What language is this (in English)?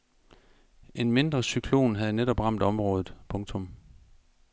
Danish